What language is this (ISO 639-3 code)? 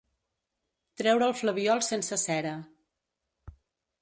cat